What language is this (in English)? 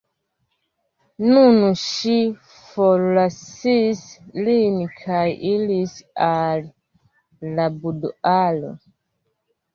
Esperanto